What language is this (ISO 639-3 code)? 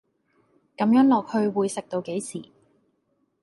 yue